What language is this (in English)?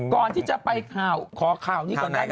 Thai